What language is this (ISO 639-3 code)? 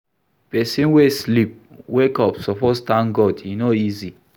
pcm